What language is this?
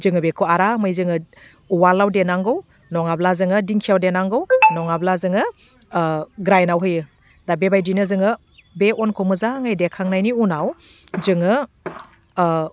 Bodo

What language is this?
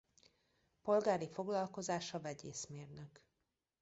Hungarian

